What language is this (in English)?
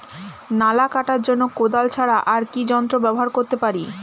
Bangla